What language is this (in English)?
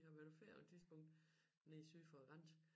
Danish